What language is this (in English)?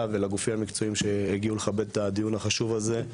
Hebrew